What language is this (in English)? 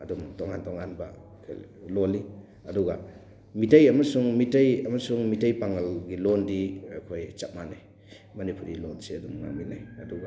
Manipuri